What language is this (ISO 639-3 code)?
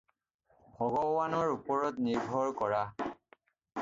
asm